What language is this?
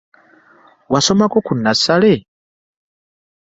Ganda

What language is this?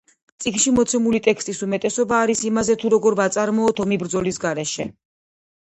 Georgian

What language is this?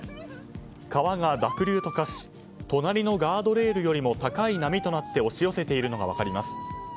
Japanese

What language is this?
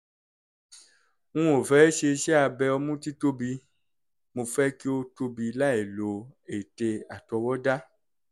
Yoruba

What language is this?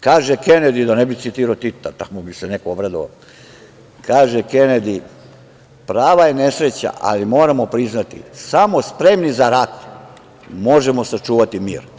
Serbian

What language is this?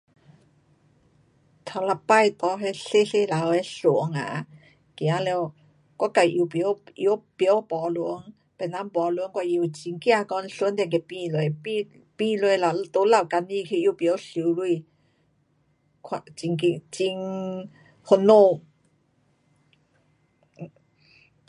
Pu-Xian Chinese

